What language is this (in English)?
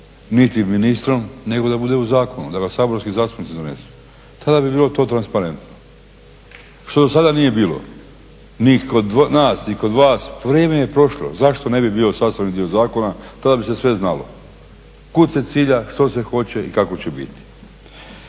Croatian